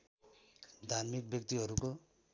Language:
Nepali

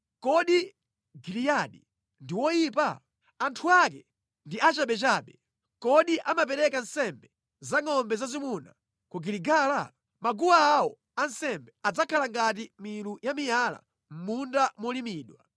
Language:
Nyanja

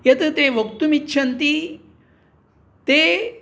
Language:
Sanskrit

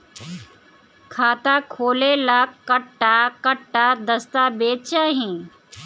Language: Bhojpuri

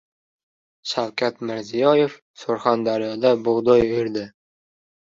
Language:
Uzbek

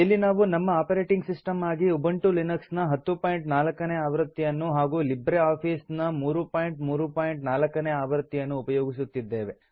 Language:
Kannada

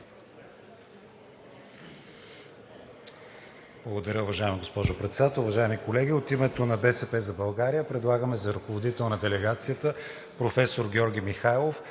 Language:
Bulgarian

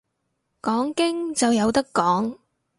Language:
Cantonese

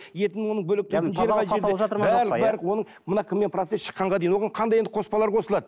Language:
Kazakh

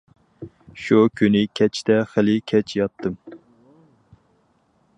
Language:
Uyghur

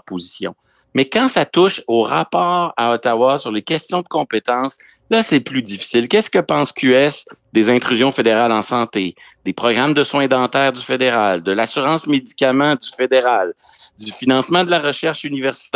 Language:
French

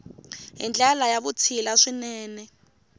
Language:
Tsonga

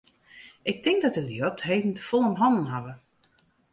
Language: Western Frisian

